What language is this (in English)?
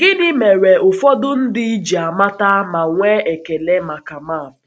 Igbo